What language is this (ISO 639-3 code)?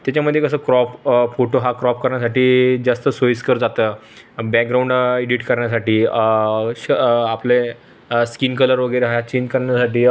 mar